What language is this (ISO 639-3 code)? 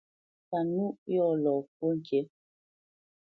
bce